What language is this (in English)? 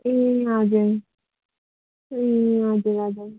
Nepali